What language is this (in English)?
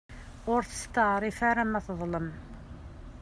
Kabyle